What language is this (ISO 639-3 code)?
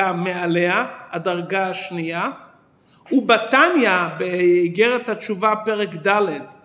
heb